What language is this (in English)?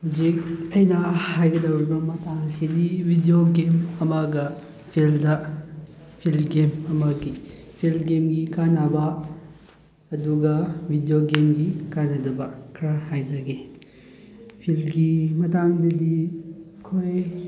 Manipuri